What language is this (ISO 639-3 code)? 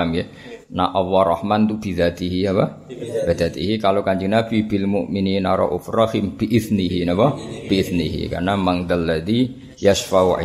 msa